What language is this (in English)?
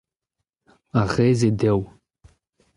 Breton